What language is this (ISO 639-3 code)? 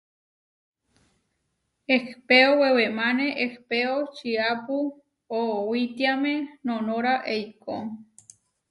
var